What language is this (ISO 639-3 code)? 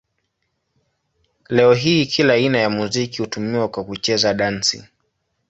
swa